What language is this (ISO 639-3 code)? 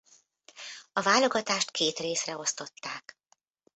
hun